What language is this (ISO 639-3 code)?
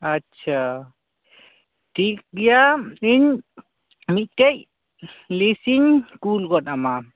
sat